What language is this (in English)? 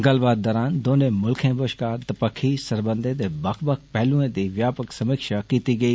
Dogri